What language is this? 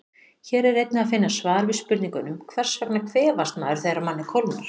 Icelandic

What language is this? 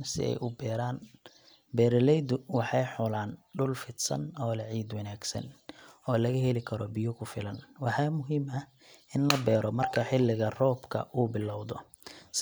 Somali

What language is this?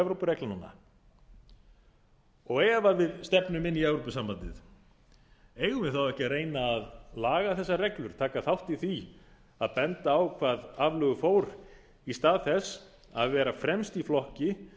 Icelandic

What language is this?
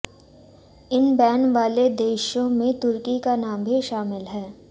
Hindi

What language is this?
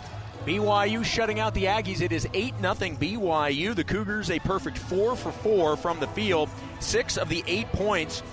English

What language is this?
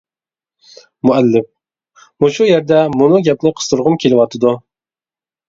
Uyghur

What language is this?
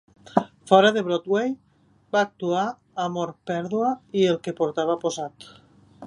Catalan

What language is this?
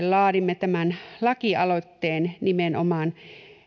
Finnish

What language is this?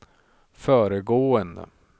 Swedish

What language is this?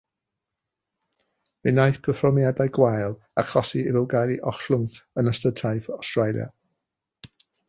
Welsh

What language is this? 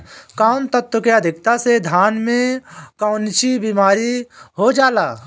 Bhojpuri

